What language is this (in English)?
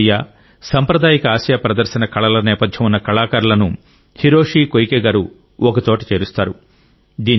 Telugu